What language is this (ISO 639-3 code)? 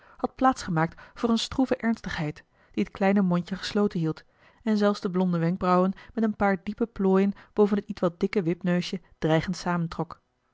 nld